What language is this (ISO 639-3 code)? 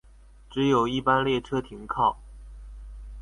zho